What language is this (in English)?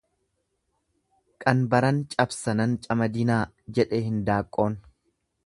Oromo